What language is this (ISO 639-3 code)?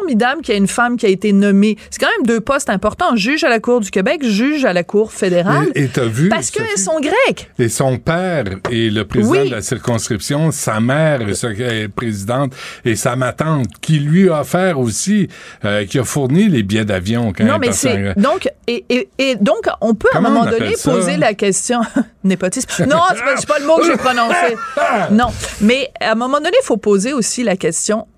fra